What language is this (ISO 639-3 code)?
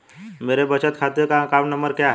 hin